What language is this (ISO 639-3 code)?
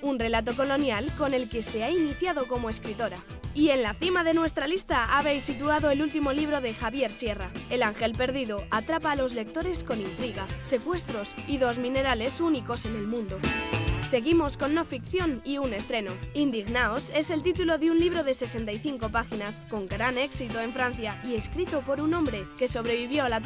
spa